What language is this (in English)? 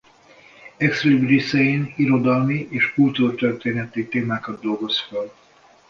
Hungarian